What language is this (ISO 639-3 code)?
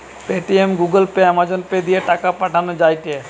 ben